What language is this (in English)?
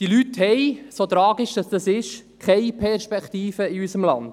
Swiss German